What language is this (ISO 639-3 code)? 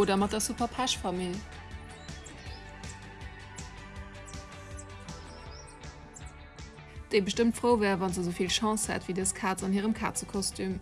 deu